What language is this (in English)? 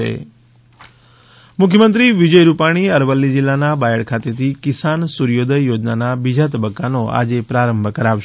Gujarati